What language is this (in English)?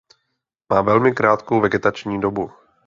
Czech